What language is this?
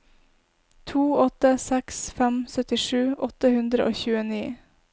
Norwegian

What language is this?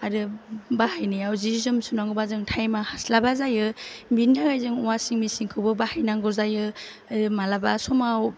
Bodo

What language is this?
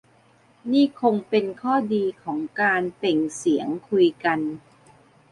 Thai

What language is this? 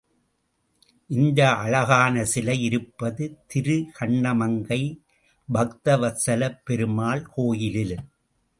Tamil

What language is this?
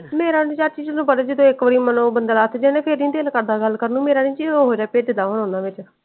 Punjabi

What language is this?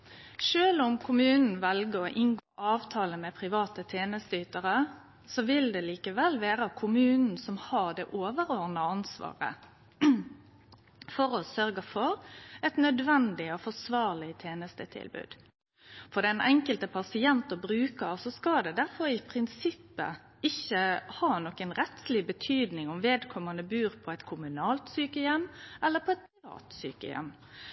Norwegian Nynorsk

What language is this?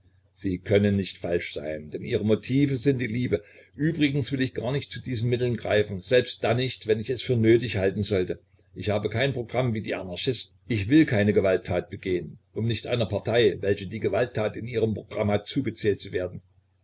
German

